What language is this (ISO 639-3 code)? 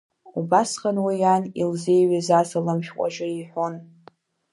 abk